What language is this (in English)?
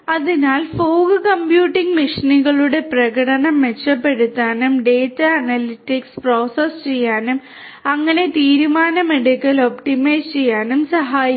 Malayalam